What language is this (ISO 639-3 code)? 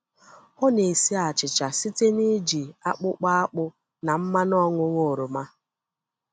ibo